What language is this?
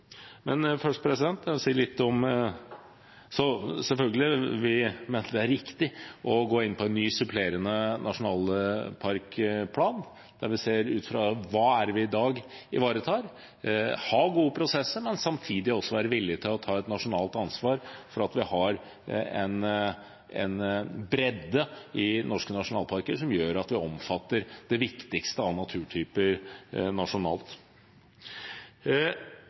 Norwegian Bokmål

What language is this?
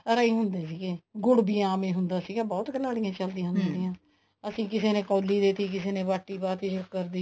Punjabi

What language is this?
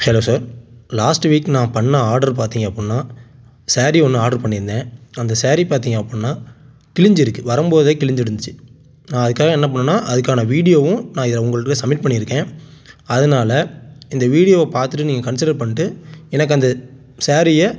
Tamil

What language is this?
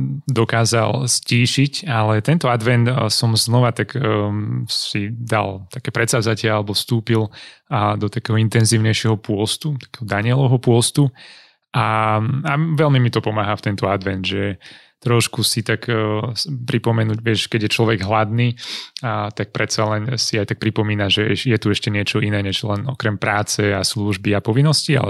Slovak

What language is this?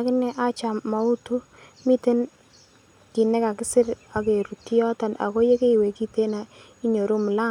Kalenjin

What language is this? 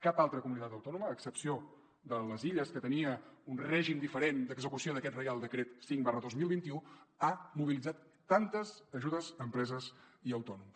Catalan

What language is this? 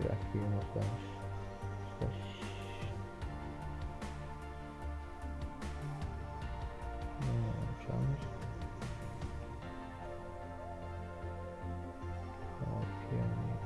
Turkish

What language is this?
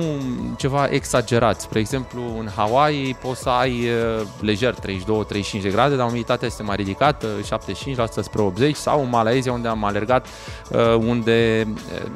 Romanian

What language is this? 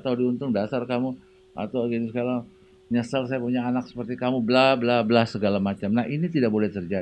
Indonesian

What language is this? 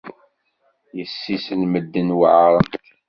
Kabyle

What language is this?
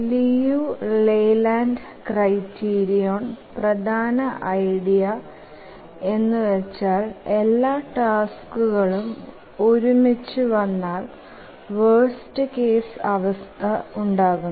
Malayalam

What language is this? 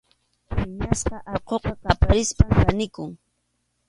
Arequipa-La Unión Quechua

